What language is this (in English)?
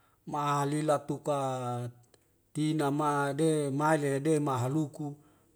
Wemale